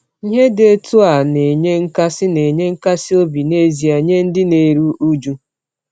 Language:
Igbo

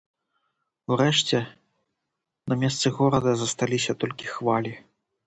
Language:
Belarusian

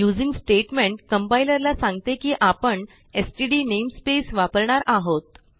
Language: Marathi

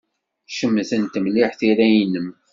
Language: Kabyle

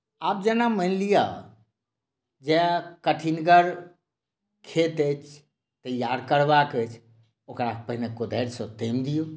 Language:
Maithili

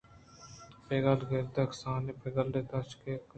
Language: Eastern Balochi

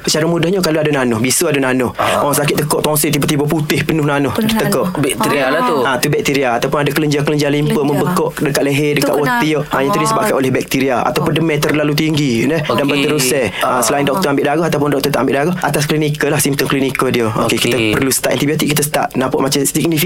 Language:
Malay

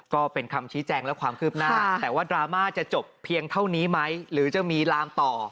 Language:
Thai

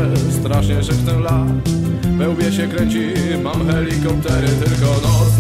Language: Polish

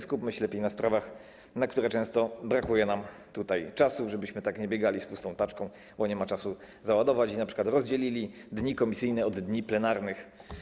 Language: Polish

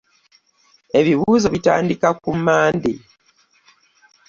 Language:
Ganda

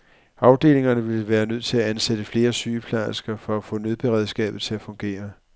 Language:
Danish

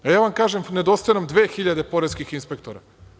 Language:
Serbian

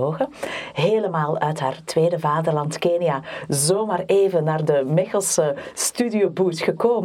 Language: Dutch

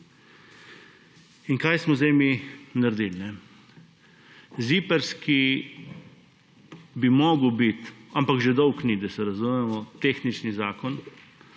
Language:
Slovenian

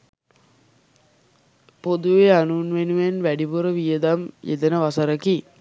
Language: Sinhala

